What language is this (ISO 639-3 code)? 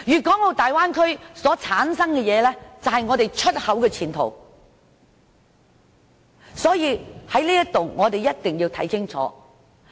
yue